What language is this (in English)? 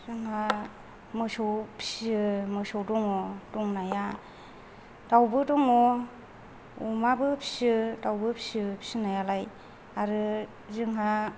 Bodo